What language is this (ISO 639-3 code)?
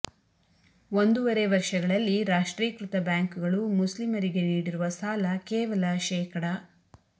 kan